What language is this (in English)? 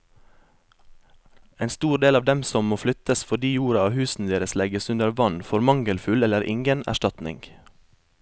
Norwegian